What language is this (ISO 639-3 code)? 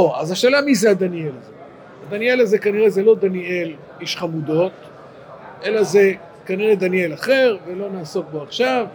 heb